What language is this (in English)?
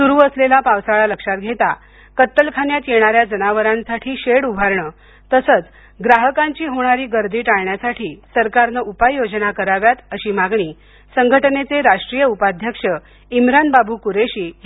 Marathi